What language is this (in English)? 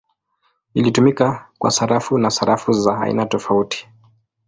Swahili